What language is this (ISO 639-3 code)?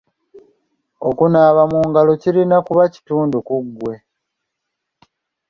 lug